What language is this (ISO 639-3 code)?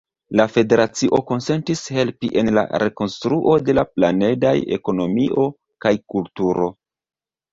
epo